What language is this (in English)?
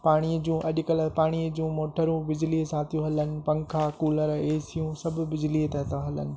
Sindhi